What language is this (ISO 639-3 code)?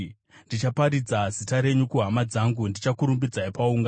sna